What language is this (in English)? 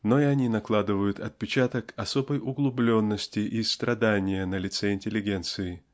Russian